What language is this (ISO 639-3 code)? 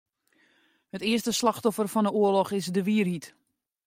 fry